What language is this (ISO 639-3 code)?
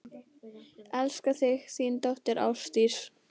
isl